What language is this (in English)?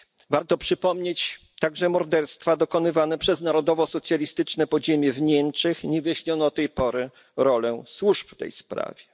Polish